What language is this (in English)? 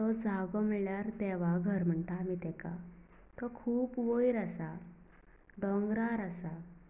Konkani